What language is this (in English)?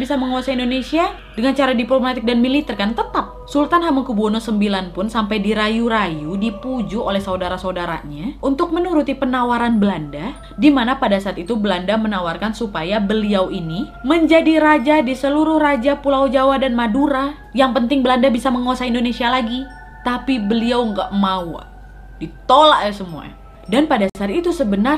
Indonesian